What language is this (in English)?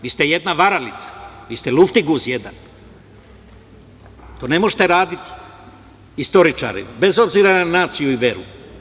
Serbian